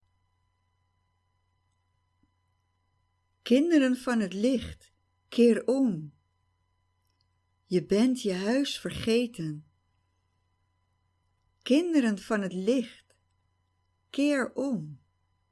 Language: Dutch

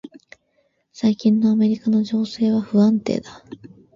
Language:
Japanese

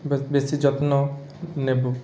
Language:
Odia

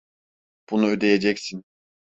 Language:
Turkish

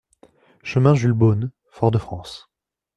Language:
French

